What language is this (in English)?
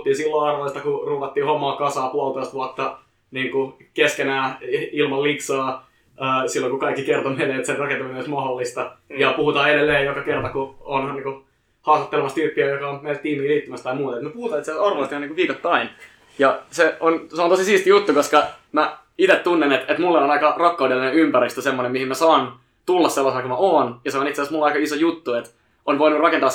Finnish